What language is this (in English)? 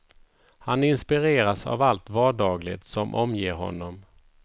Swedish